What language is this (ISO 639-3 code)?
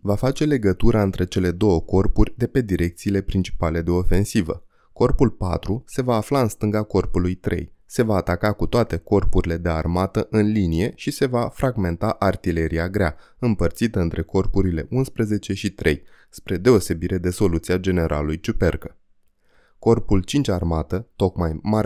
ron